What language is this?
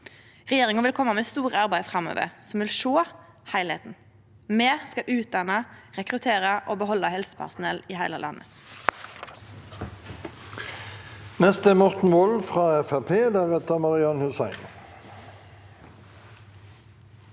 Norwegian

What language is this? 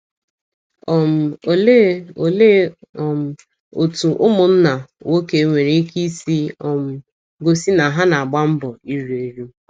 Igbo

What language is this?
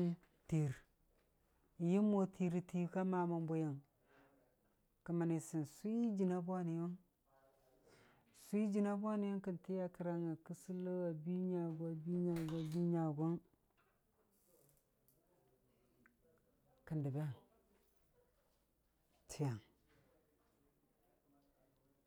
Dijim-Bwilim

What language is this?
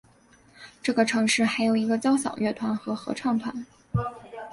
Chinese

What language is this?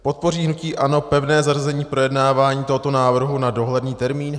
Czech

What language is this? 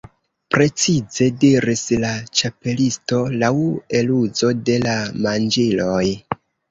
Esperanto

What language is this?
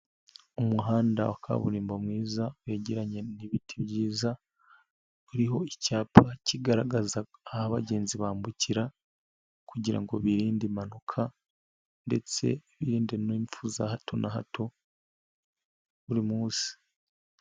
Kinyarwanda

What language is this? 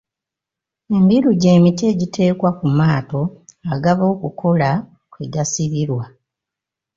Ganda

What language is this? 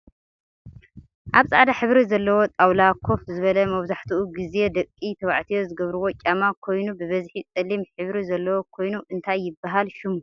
Tigrinya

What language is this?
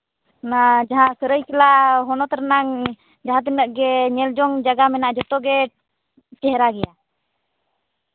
Santali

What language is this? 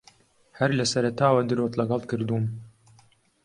Central Kurdish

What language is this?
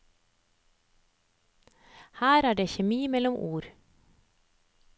Norwegian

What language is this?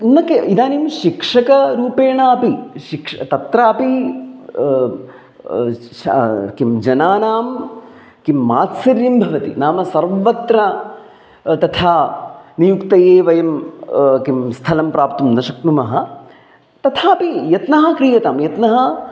Sanskrit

